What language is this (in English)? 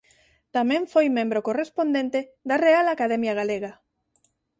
Galician